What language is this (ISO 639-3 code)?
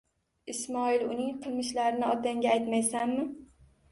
uzb